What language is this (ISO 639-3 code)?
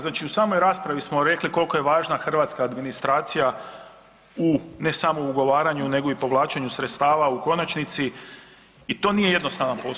hrv